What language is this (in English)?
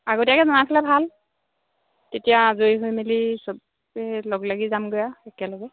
Assamese